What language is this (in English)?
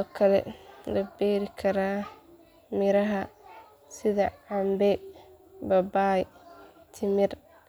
Somali